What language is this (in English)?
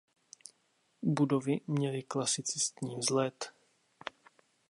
Czech